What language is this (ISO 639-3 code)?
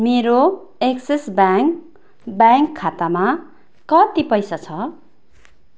nep